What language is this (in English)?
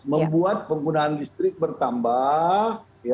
Indonesian